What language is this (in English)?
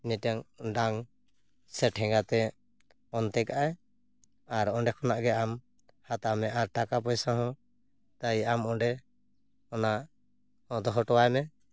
Santali